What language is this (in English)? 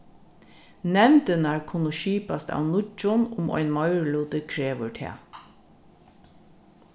Faroese